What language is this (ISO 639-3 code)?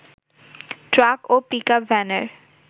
ben